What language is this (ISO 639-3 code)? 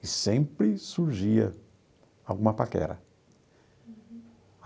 por